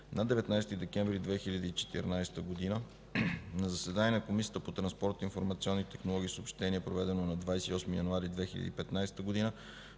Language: Bulgarian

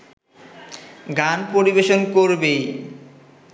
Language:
Bangla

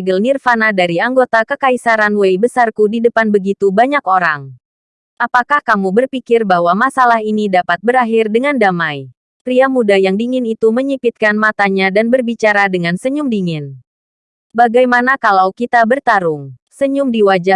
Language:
Indonesian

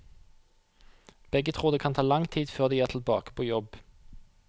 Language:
Norwegian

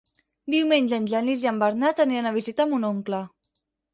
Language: Catalan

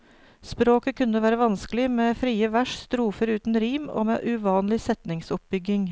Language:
Norwegian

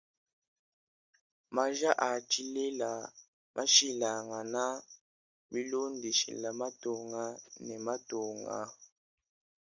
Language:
Luba-Lulua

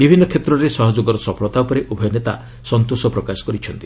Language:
Odia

